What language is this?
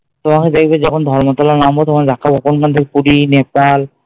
Bangla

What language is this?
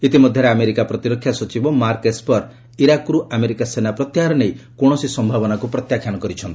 Odia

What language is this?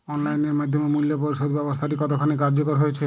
Bangla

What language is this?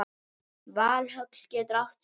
Icelandic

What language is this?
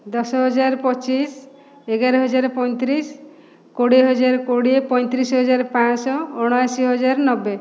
Odia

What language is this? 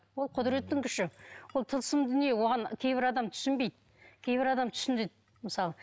Kazakh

